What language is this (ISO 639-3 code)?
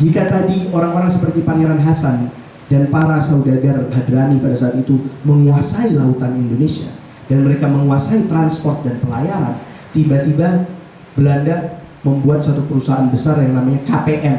ind